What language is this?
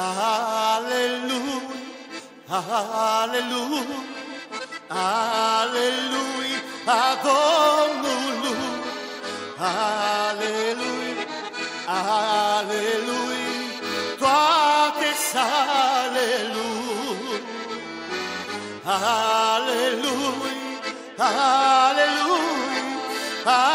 Romanian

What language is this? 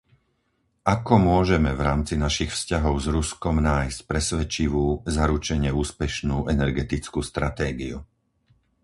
Slovak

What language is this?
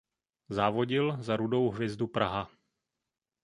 Czech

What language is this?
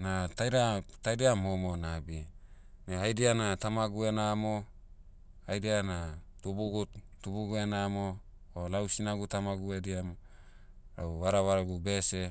Motu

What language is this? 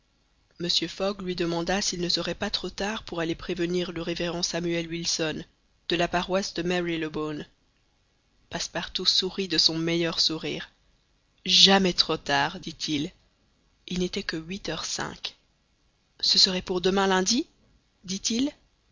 French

